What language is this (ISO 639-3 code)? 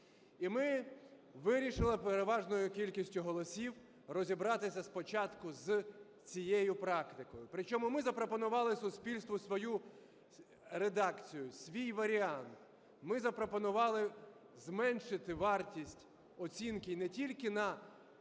ukr